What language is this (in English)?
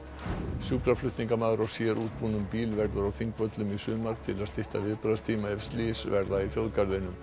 Icelandic